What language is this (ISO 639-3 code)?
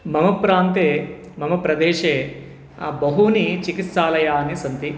san